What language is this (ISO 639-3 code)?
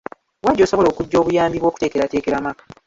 lug